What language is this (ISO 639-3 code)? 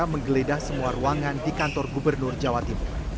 ind